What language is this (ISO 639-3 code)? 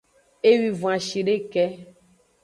ajg